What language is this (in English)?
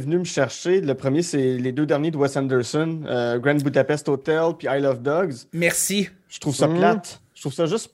French